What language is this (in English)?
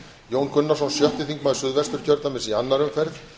Icelandic